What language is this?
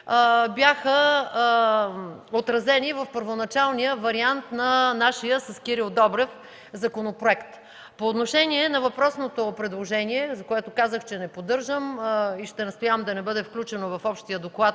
Bulgarian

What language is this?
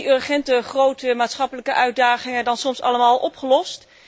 Dutch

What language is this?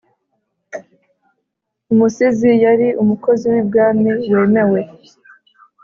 Kinyarwanda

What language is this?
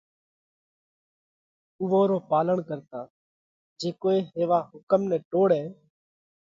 Parkari Koli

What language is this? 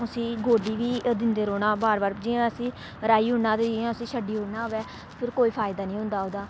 Dogri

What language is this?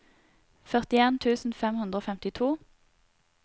Norwegian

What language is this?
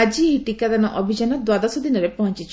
Odia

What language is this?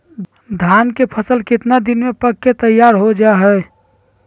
Magahi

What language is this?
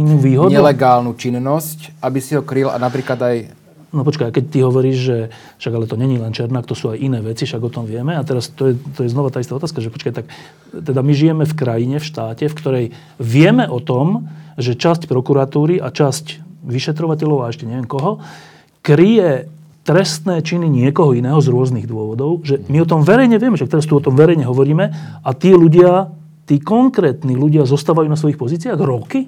Slovak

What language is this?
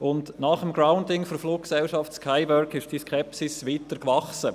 Swiss German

